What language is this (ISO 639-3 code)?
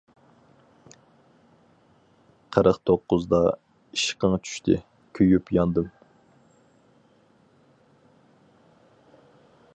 uig